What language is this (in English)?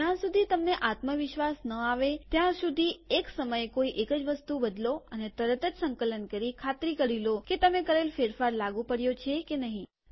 Gujarati